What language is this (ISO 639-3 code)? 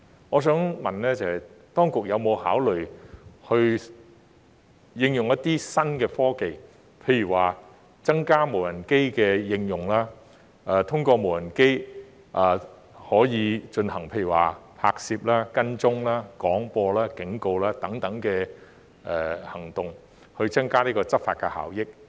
yue